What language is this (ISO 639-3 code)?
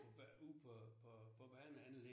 dan